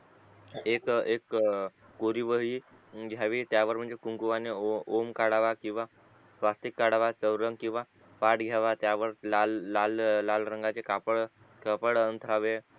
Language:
Marathi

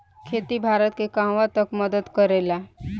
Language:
Bhojpuri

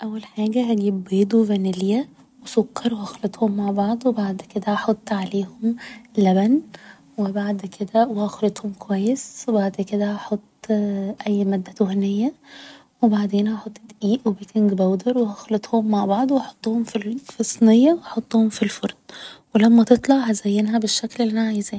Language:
Egyptian Arabic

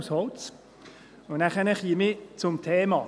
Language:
Swiss German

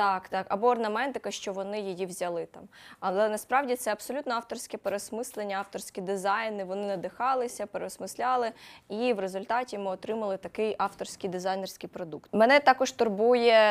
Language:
Ukrainian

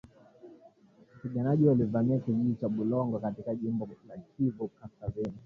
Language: Swahili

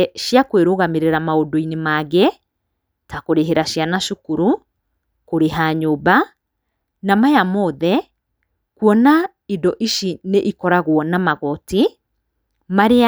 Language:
Kikuyu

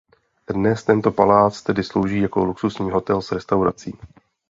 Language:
Czech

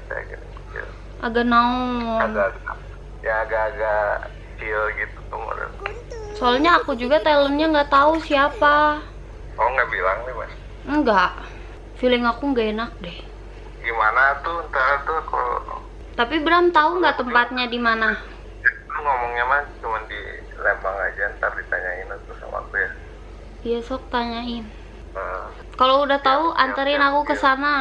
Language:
Indonesian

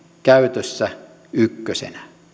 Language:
Finnish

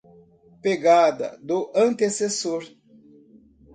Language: Portuguese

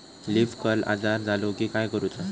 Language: Marathi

